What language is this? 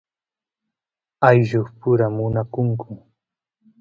Santiago del Estero Quichua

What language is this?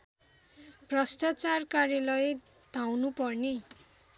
Nepali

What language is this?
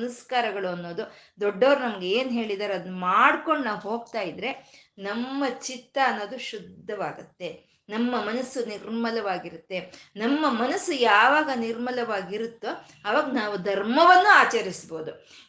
Kannada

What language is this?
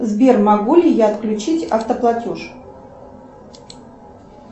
Russian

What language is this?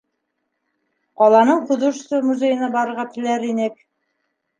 Bashkir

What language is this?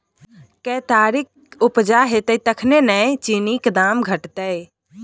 Maithili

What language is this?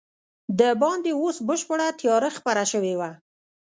Pashto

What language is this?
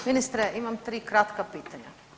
Croatian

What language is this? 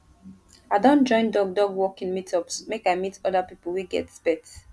Nigerian Pidgin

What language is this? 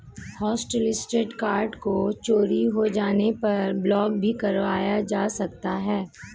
Hindi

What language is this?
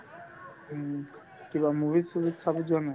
Assamese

